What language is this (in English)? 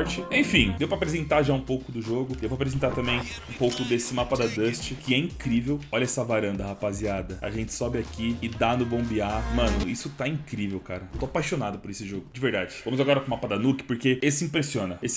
Portuguese